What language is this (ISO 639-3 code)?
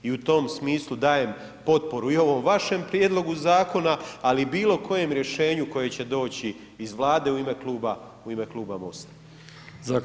hrv